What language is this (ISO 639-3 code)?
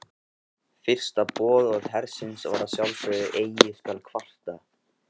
isl